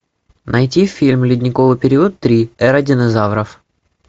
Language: Russian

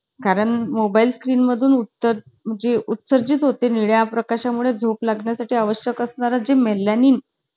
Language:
Marathi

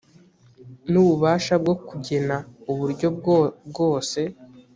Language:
Kinyarwanda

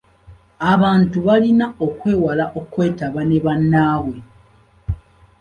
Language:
Ganda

